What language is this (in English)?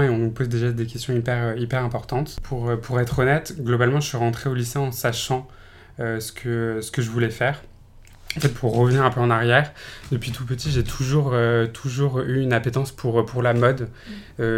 French